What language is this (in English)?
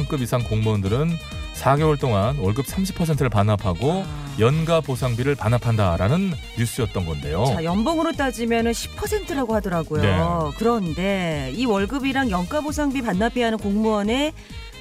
Korean